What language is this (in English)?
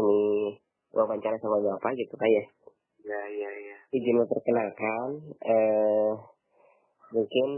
Indonesian